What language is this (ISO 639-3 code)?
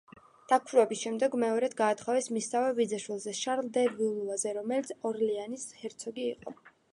kat